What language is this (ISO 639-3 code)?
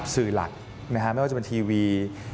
tha